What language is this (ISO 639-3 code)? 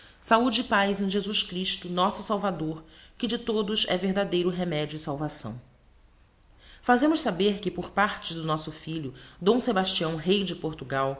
por